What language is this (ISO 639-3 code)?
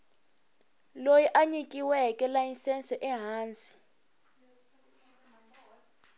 tso